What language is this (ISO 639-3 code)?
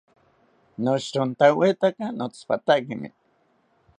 cpy